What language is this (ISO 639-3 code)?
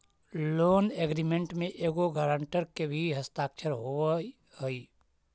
mag